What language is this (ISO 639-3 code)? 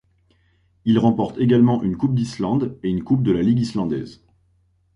fra